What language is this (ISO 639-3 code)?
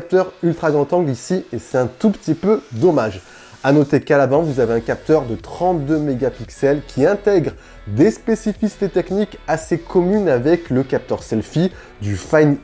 fra